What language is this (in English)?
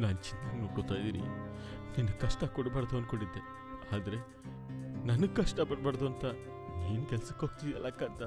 Kannada